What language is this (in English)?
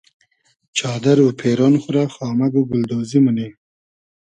Hazaragi